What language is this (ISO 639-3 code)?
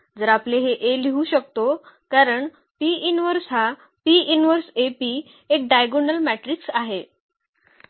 mar